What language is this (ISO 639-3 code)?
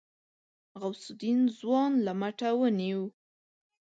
pus